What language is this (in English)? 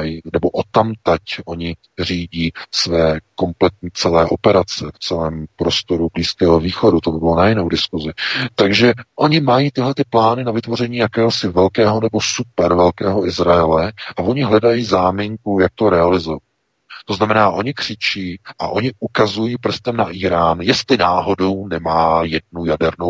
Czech